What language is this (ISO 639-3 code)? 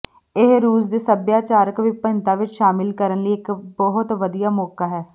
pan